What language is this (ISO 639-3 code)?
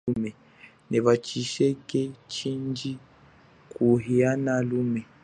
cjk